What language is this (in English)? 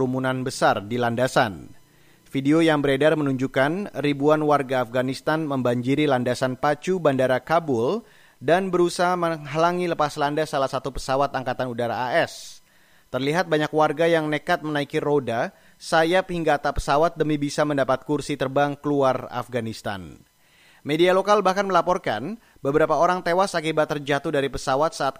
Indonesian